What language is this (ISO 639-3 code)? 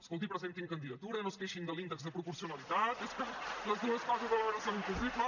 cat